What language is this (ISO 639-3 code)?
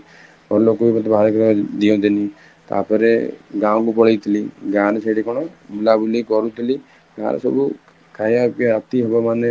ori